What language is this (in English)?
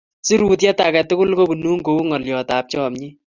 Kalenjin